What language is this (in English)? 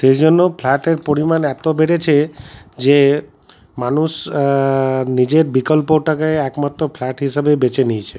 Bangla